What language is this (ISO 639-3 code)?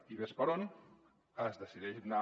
cat